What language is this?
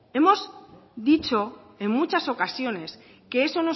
Spanish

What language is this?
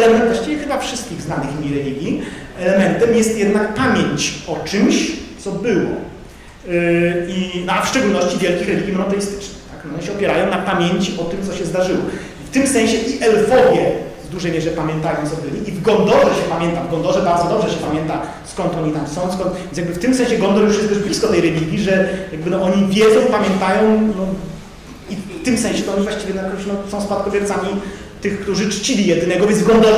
Polish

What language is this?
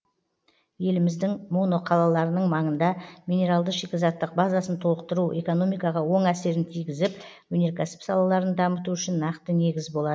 Kazakh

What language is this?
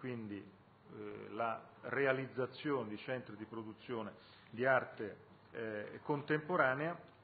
Italian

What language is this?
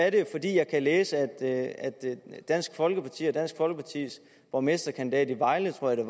Danish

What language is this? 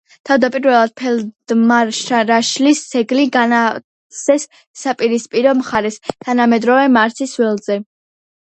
Georgian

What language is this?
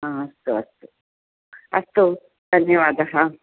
Sanskrit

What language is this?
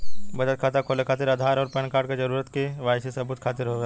Bhojpuri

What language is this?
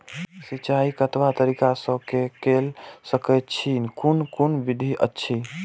Maithili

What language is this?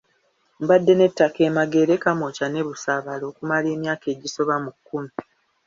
Ganda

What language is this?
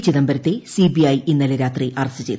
Malayalam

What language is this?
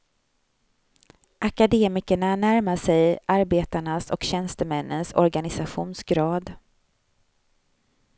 Swedish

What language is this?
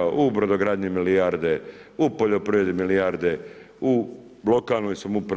Croatian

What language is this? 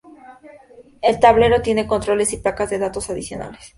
Spanish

